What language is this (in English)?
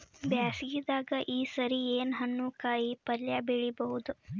Kannada